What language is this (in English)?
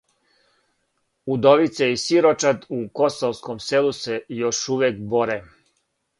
Serbian